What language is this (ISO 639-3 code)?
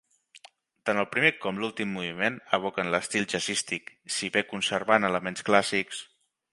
cat